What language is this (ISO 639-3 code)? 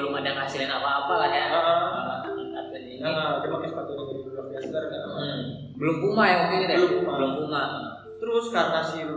ind